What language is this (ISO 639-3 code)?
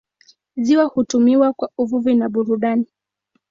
swa